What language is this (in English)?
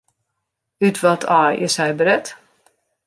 Western Frisian